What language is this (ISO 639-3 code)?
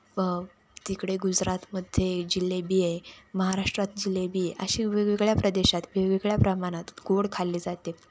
mar